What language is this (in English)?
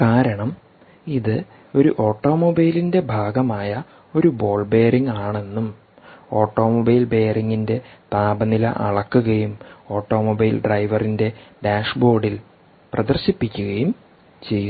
Malayalam